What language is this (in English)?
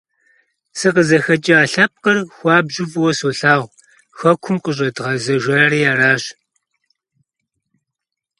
Kabardian